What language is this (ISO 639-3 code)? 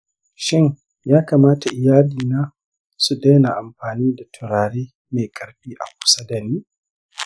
hau